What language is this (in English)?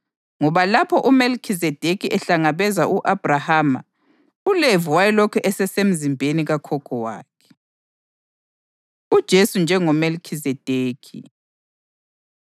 North Ndebele